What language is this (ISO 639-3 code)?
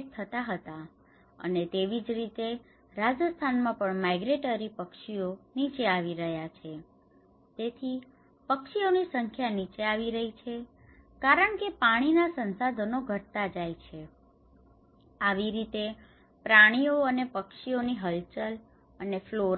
guj